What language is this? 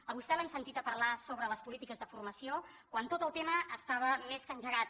Catalan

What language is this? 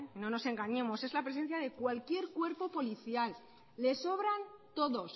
Spanish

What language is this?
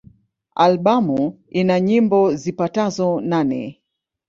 Swahili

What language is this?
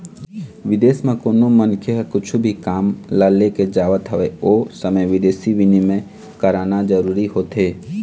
Chhattisgarhi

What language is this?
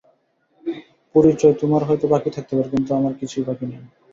Bangla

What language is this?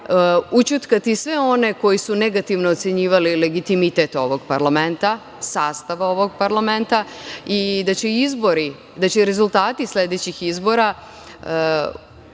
Serbian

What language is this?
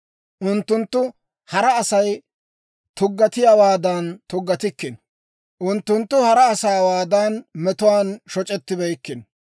Dawro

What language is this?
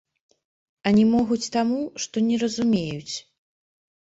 Belarusian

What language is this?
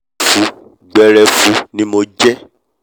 Yoruba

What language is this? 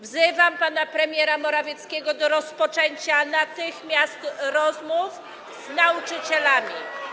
Polish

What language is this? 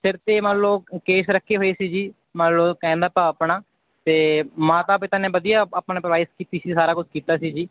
Punjabi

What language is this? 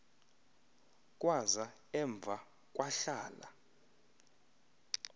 Xhosa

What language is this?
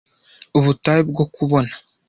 Kinyarwanda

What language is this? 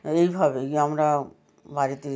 Bangla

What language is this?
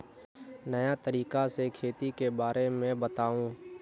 Magahi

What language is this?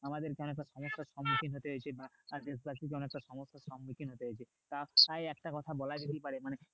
Bangla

